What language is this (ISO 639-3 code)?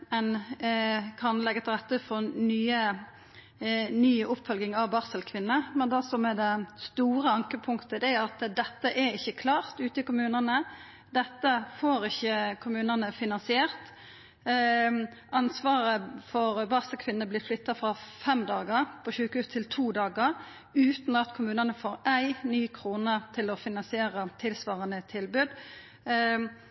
nno